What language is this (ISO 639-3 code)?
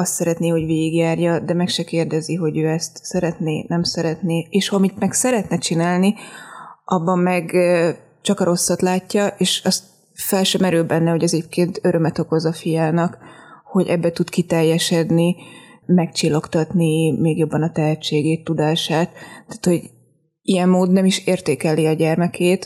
hun